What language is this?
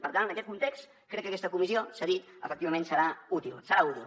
Catalan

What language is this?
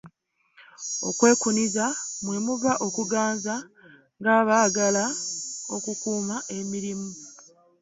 Ganda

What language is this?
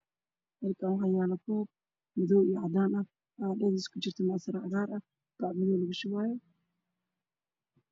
Somali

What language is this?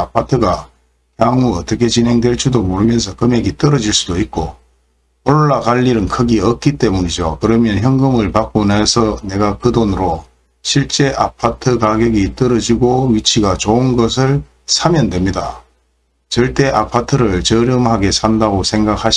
Korean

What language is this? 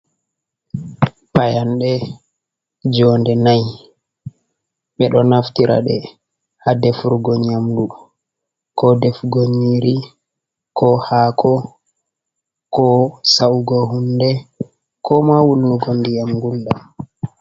Fula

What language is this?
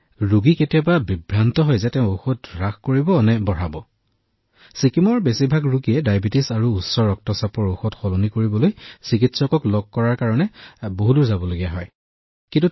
Assamese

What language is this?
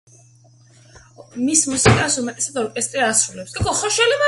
Georgian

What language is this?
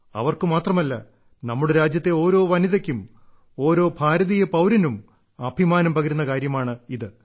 Malayalam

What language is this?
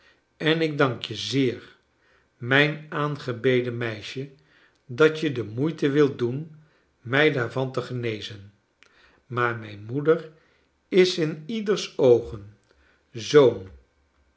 Dutch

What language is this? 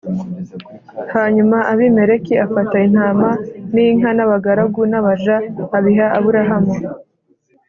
Kinyarwanda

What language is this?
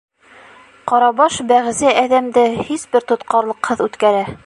Bashkir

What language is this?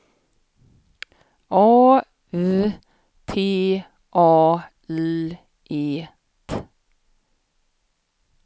Swedish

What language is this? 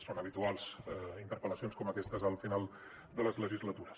Catalan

